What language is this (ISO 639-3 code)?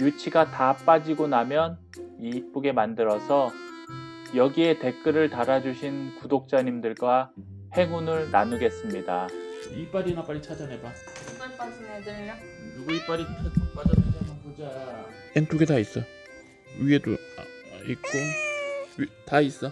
kor